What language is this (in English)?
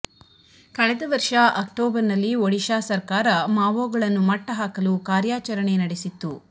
Kannada